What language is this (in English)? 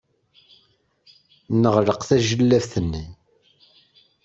Kabyle